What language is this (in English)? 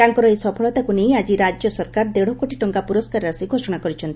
Odia